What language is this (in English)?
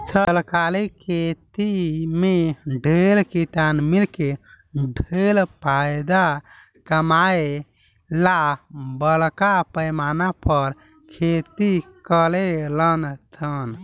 Bhojpuri